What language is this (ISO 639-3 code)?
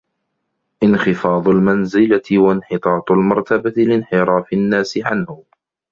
ara